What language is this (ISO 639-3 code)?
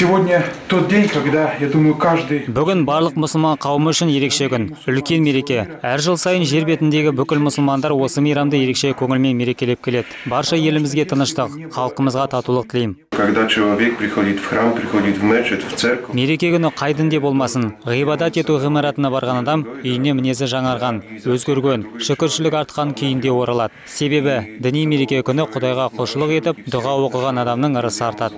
rus